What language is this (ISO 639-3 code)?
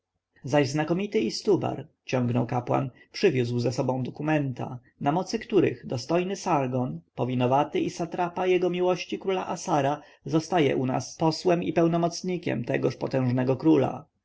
pol